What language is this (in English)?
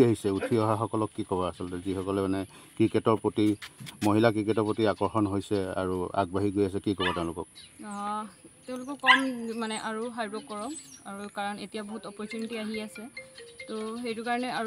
Bangla